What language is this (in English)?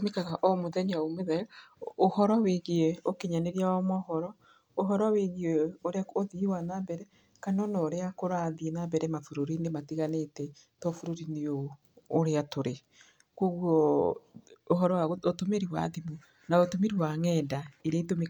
Kikuyu